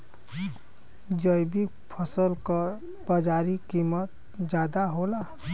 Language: Bhojpuri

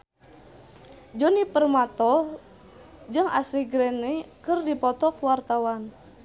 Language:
Sundanese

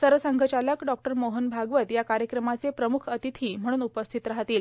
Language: Marathi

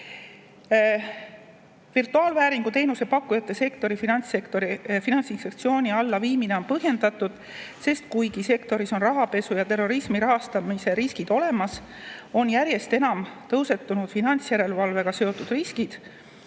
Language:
Estonian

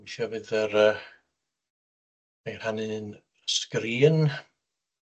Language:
Welsh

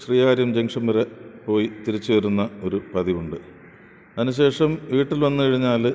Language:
Malayalam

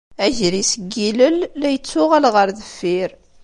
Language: Kabyle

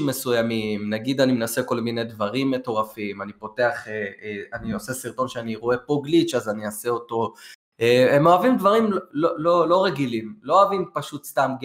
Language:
Hebrew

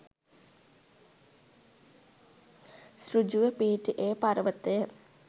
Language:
Sinhala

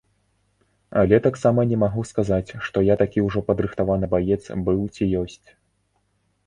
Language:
Belarusian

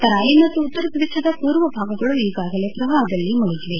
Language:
Kannada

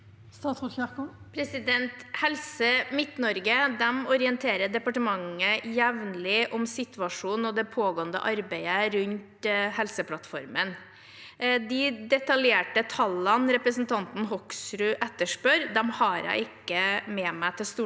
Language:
Norwegian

